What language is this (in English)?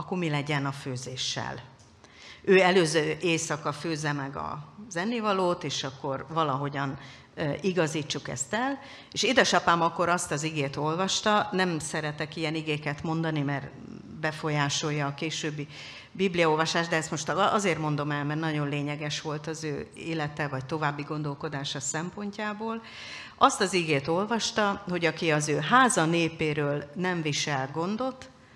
Hungarian